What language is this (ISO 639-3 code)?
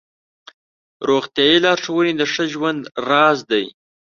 pus